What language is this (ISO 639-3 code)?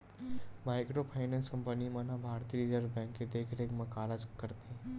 hne